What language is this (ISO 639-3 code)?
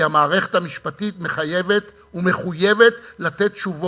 heb